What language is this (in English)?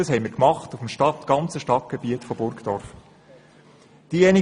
Swiss German